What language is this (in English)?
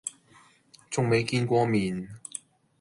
Cantonese